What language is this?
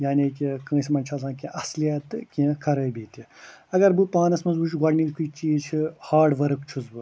Kashmiri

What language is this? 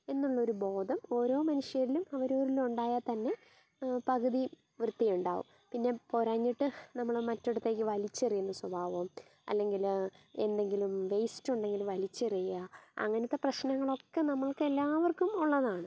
Malayalam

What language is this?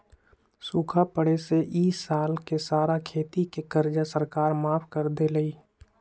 Magahi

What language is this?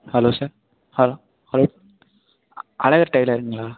Tamil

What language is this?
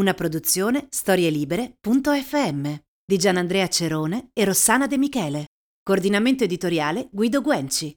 Italian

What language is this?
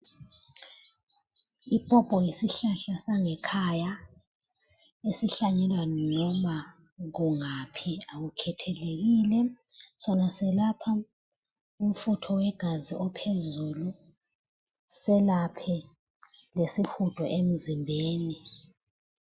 North Ndebele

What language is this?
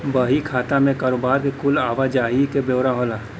Bhojpuri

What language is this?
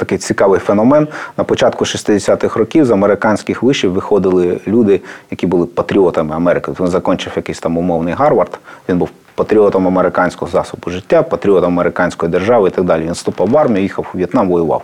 Ukrainian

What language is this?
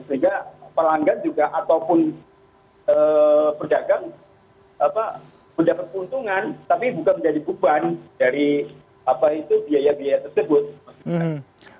Indonesian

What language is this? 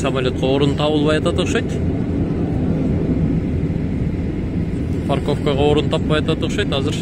Turkish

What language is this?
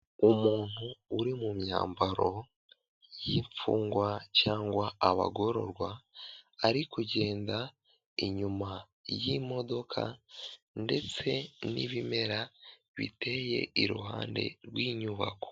Kinyarwanda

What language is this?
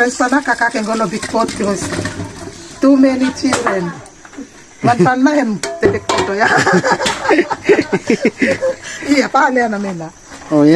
Indonesian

